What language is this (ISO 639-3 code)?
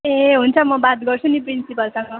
nep